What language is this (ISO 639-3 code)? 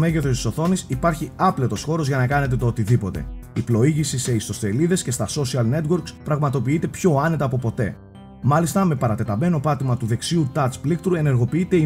ell